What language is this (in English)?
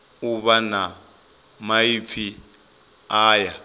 Venda